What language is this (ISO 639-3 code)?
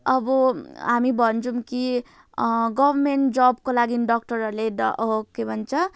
nep